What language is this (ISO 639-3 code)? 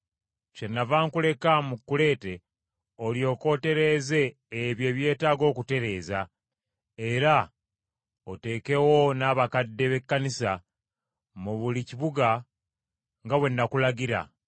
lug